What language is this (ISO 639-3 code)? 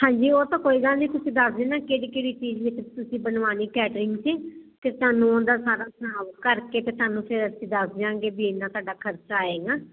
pan